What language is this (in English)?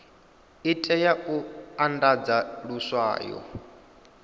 Venda